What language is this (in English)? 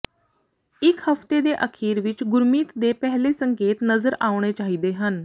Punjabi